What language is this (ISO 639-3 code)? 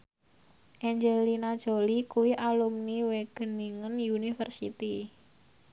jav